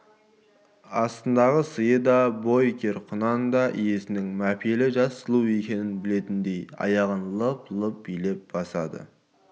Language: Kazakh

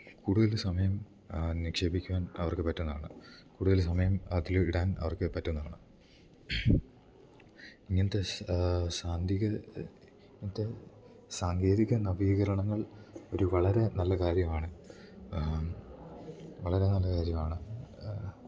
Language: Malayalam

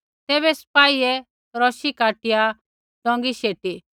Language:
Kullu Pahari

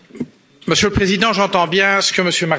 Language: French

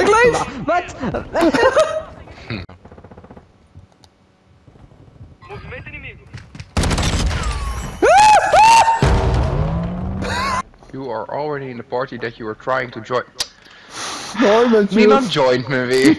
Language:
Dutch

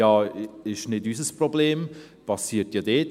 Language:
Swiss German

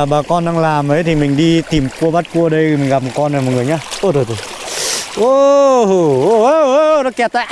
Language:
Vietnamese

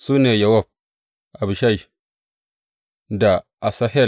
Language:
Hausa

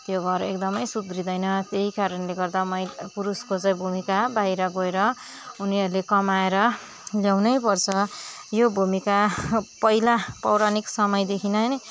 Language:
Nepali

